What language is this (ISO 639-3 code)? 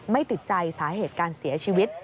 tha